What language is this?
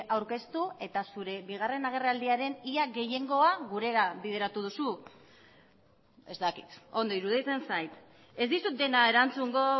Basque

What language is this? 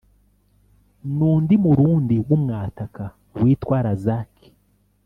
Kinyarwanda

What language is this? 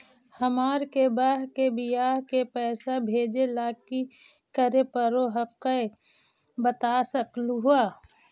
Magahi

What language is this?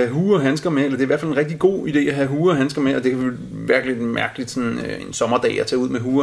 Danish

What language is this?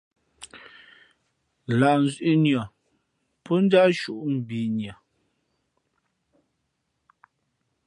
Fe'fe'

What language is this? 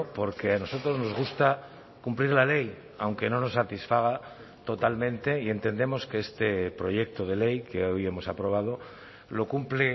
Spanish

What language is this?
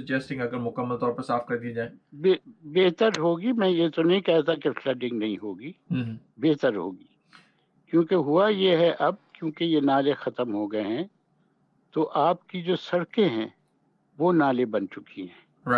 Urdu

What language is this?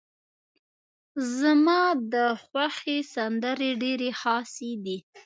Pashto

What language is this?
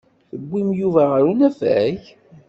Kabyle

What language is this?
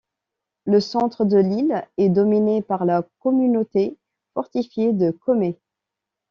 French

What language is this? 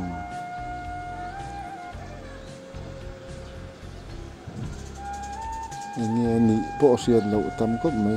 Thai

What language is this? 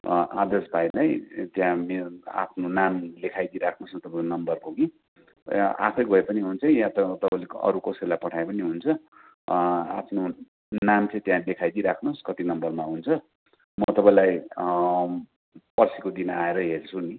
Nepali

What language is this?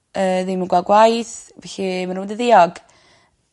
Welsh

